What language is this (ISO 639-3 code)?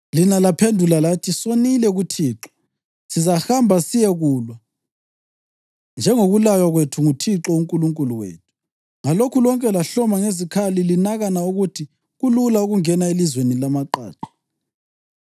nde